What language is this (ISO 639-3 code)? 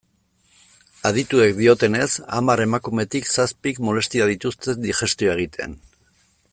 eus